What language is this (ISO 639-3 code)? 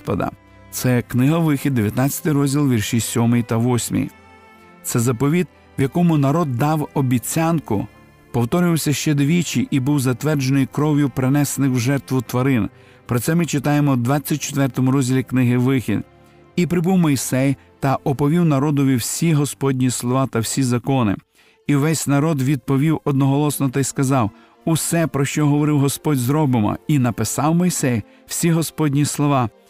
ukr